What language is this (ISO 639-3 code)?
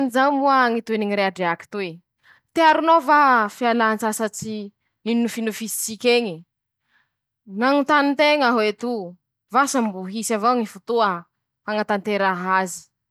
msh